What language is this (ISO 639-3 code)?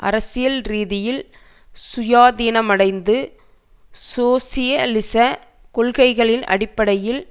tam